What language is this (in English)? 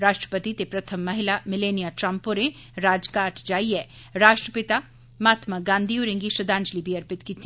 Dogri